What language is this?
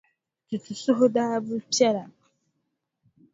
Dagbani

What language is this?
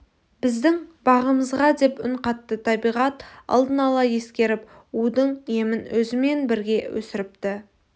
Kazakh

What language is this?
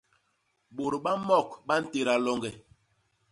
Basaa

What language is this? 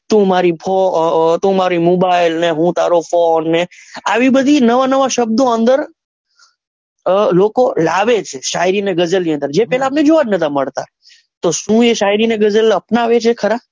Gujarati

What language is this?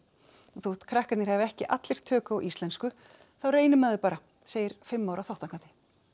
Icelandic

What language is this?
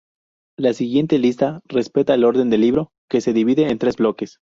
Spanish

